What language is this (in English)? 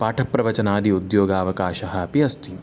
Sanskrit